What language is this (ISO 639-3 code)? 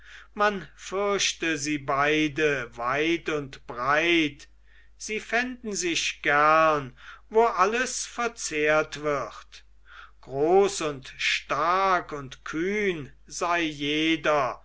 deu